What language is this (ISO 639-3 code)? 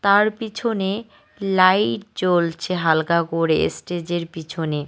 ben